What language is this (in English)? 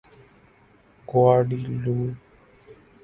Urdu